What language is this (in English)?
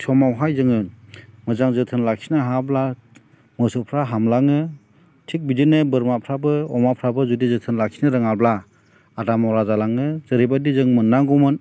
Bodo